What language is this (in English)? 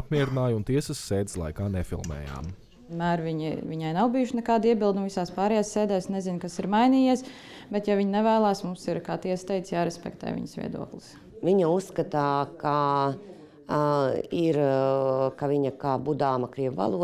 Latvian